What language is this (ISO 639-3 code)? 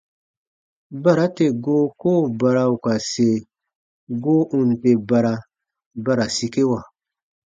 bba